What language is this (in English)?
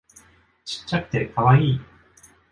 Japanese